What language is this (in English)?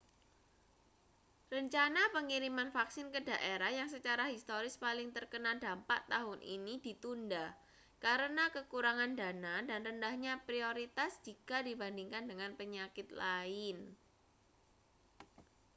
Indonesian